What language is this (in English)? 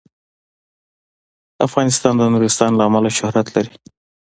Pashto